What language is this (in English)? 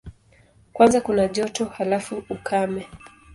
Swahili